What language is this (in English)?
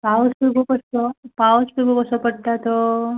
Konkani